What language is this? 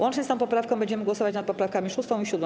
Polish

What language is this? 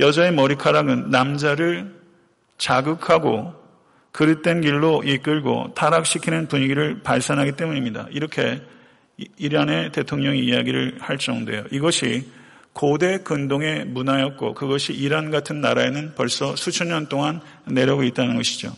Korean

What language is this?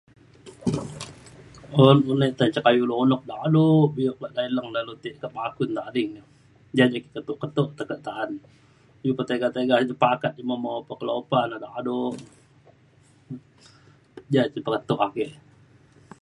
Mainstream Kenyah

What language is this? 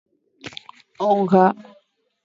Swahili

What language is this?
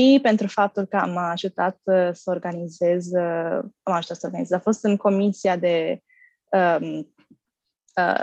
Romanian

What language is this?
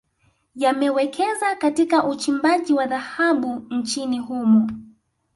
Swahili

